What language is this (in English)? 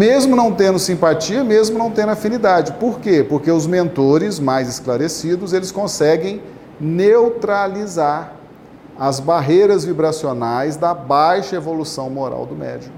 Portuguese